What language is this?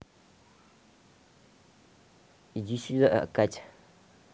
Russian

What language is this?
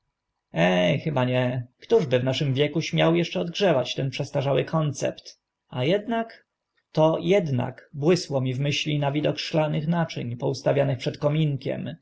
Polish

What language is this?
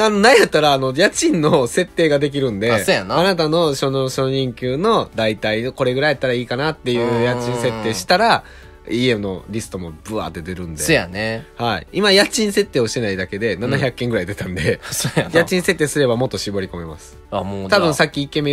Japanese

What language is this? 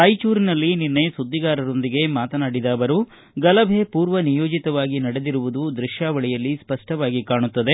Kannada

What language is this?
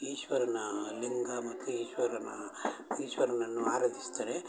Kannada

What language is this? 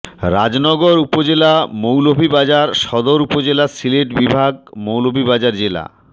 Bangla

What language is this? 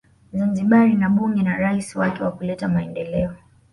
Swahili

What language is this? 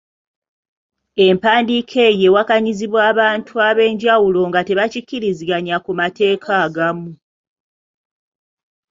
Ganda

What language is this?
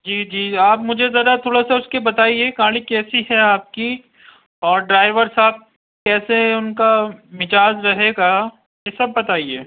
Urdu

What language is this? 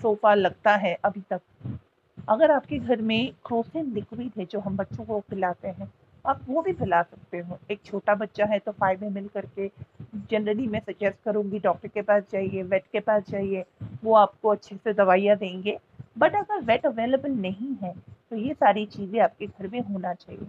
Hindi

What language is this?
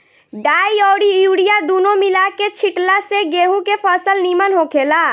Bhojpuri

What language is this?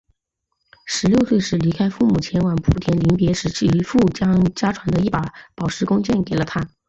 Chinese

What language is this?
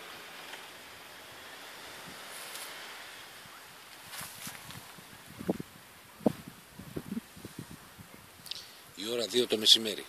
Greek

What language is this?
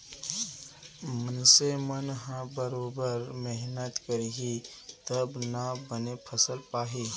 Chhattisgarhi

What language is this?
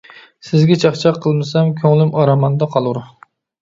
Uyghur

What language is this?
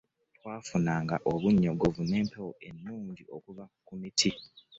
Ganda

